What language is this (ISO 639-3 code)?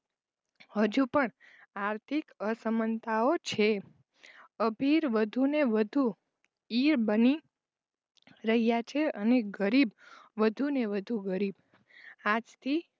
guj